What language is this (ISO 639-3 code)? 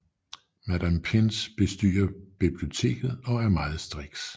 dan